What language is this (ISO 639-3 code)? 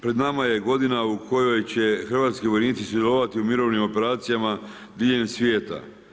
hrv